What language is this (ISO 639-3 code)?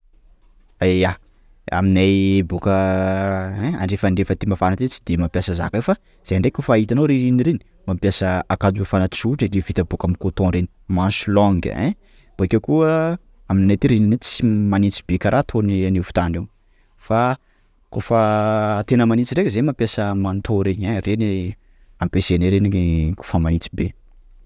skg